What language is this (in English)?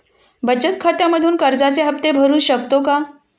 Marathi